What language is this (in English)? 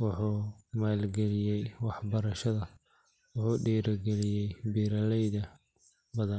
Somali